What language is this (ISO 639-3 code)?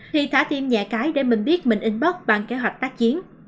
vie